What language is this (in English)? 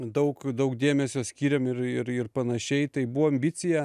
Lithuanian